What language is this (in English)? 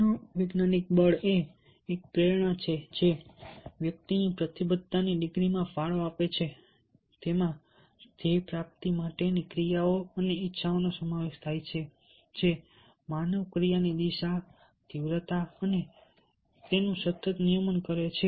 Gujarati